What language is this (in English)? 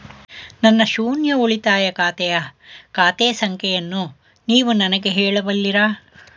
Kannada